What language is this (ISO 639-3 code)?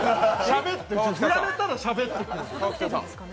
jpn